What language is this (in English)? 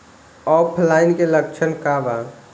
Bhojpuri